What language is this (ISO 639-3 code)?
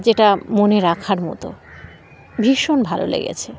ben